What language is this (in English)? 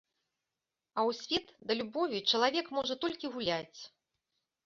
Belarusian